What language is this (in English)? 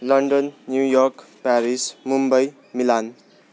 Nepali